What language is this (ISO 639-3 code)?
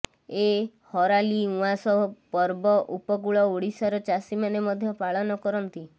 ori